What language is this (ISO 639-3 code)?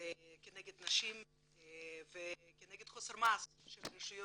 heb